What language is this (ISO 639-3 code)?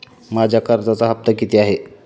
mar